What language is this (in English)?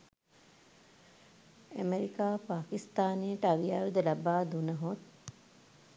Sinhala